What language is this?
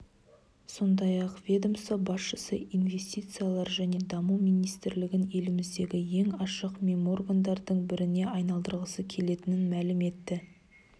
Kazakh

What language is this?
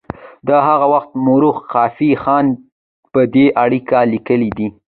Pashto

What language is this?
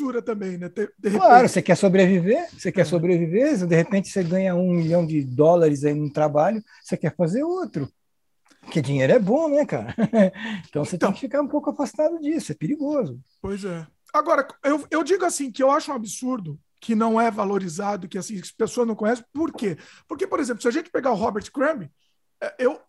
Portuguese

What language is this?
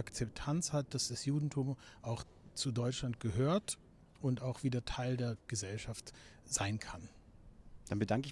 German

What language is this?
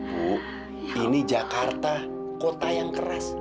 Indonesian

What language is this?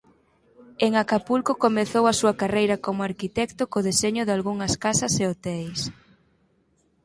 Galician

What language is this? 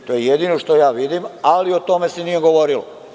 Serbian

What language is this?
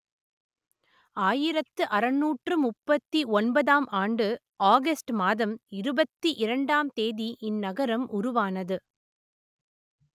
Tamil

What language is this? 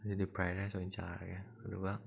Manipuri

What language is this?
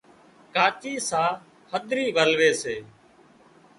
Wadiyara Koli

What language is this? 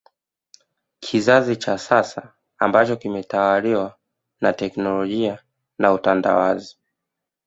Swahili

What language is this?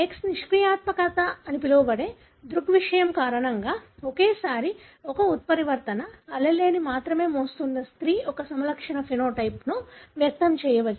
Telugu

